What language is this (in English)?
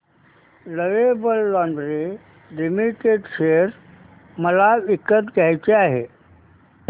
Marathi